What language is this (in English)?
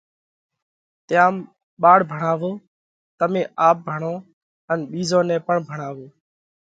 Parkari Koli